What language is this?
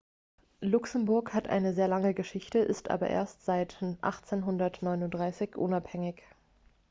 German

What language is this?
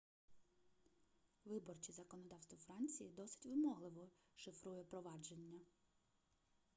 Ukrainian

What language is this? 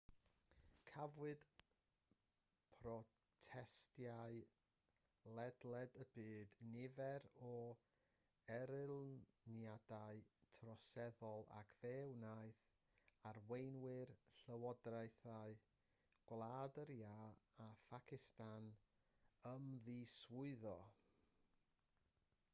Welsh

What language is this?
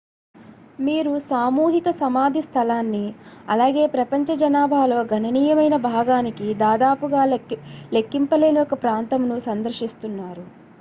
Telugu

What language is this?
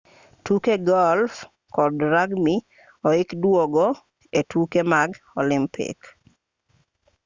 Luo (Kenya and Tanzania)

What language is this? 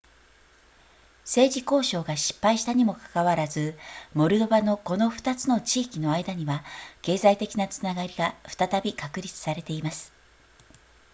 Japanese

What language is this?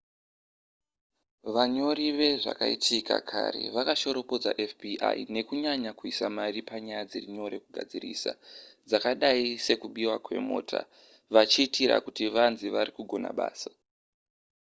Shona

